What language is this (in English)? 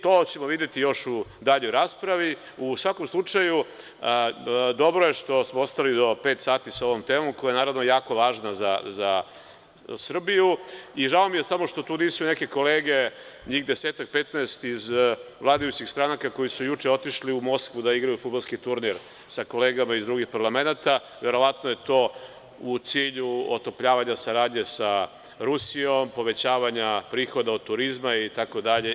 Serbian